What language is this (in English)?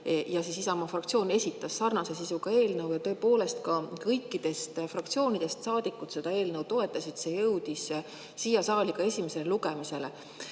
Estonian